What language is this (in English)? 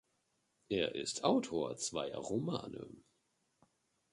German